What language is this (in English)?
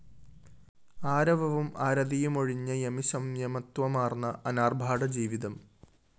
Malayalam